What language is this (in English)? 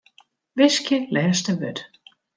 Western Frisian